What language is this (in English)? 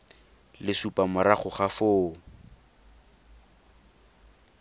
Tswana